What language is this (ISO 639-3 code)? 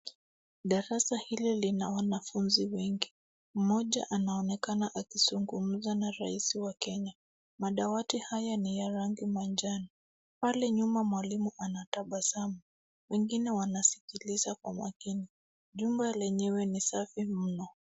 swa